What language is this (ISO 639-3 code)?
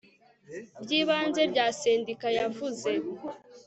kin